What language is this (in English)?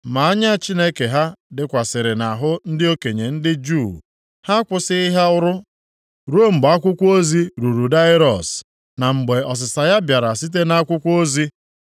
Igbo